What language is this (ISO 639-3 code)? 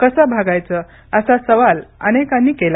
mar